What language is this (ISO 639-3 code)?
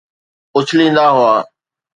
snd